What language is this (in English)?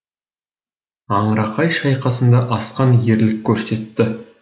Kazakh